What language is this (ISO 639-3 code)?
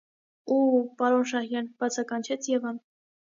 hye